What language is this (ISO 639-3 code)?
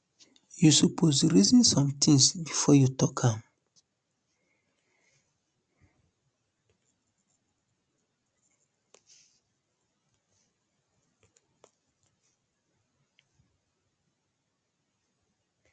pcm